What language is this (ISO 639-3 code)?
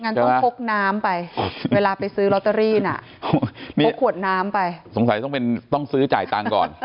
tha